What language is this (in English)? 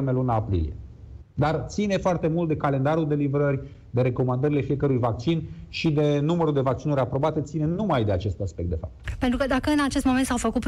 Romanian